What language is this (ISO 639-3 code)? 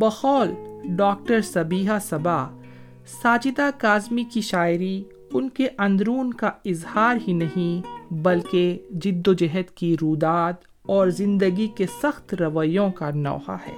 urd